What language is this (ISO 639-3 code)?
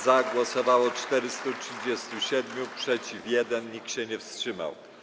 pol